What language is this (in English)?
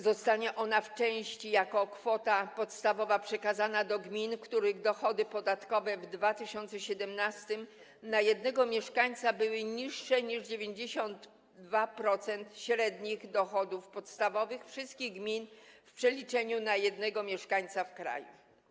Polish